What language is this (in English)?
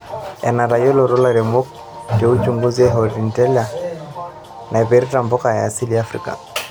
Masai